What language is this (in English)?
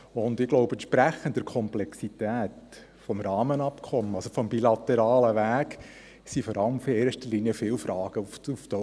Swiss German